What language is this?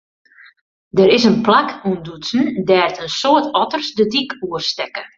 Western Frisian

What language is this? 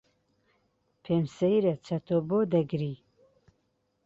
Central Kurdish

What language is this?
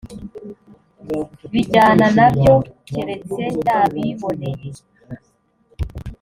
Kinyarwanda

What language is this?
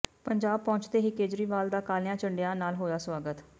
Punjabi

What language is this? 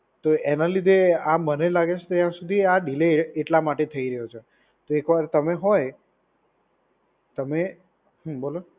Gujarati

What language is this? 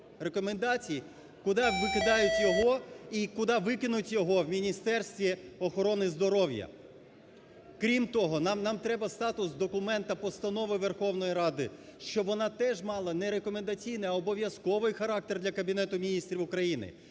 Ukrainian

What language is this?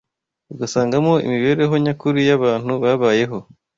Kinyarwanda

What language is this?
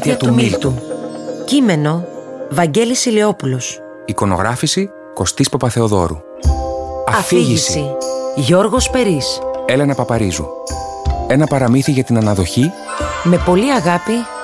Greek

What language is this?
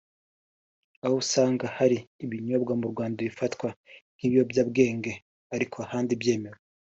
Kinyarwanda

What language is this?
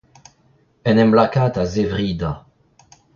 Breton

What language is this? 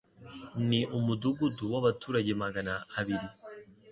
Kinyarwanda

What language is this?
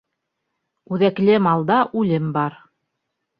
Bashkir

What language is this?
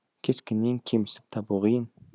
Kazakh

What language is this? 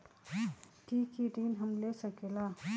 Magahi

